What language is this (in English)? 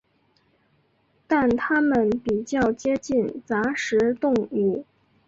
Chinese